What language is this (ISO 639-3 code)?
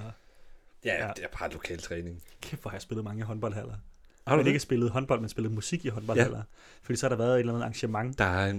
dan